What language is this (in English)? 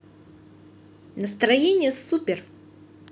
Russian